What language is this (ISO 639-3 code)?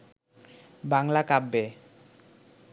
ben